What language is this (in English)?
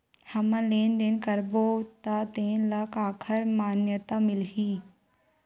Chhattisgarhi